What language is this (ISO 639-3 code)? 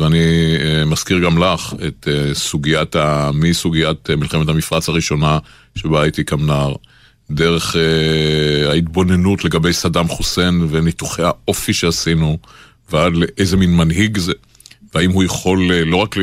heb